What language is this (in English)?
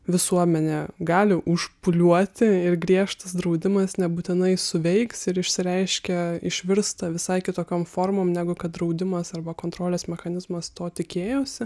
Lithuanian